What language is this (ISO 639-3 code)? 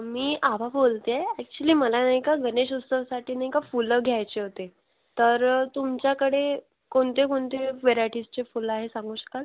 mar